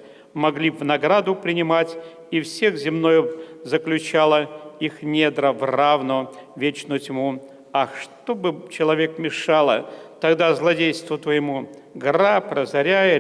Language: Russian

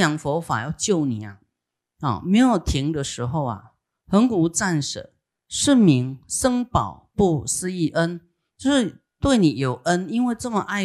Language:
Chinese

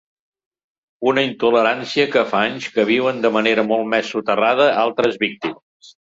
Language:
Catalan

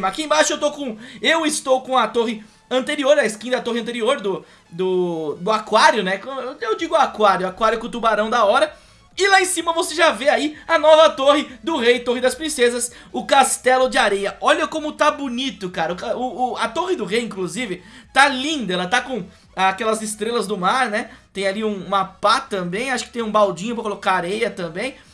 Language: Portuguese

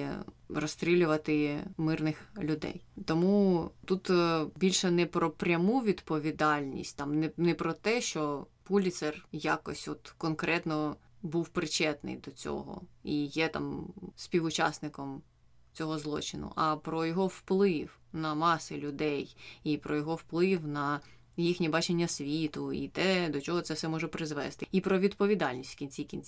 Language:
Ukrainian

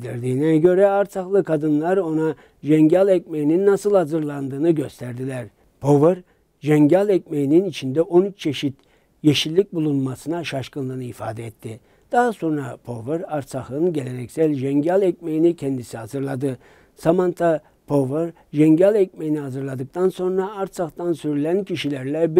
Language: Turkish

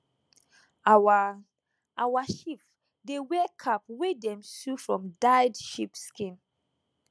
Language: Nigerian Pidgin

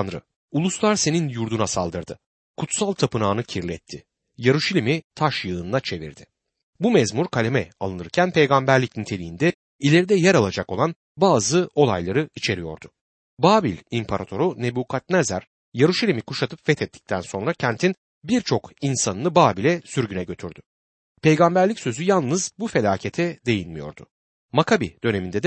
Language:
Turkish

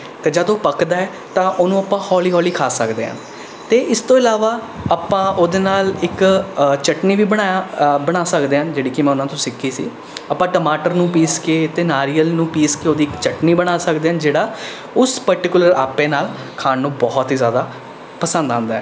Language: Punjabi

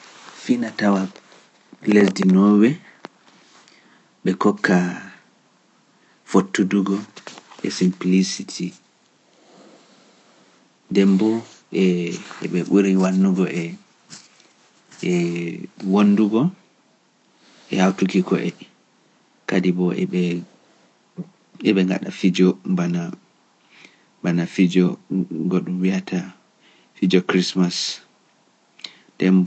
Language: Pular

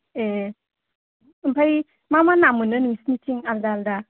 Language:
Bodo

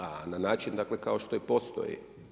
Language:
Croatian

